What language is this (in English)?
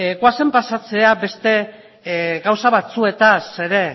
Basque